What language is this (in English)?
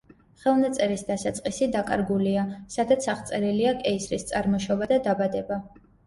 Georgian